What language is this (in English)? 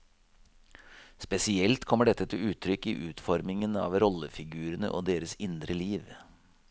Norwegian